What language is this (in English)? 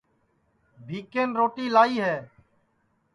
Sansi